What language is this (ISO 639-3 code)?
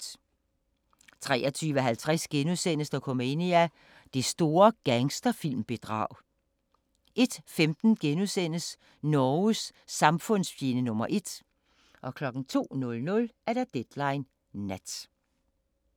dan